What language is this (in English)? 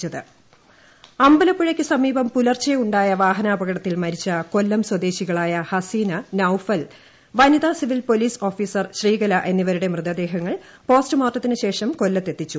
Malayalam